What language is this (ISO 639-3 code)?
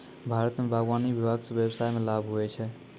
mai